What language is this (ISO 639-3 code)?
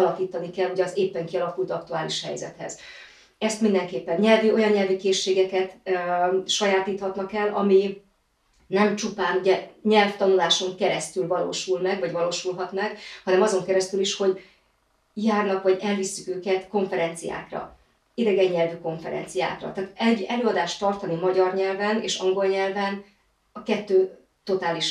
hun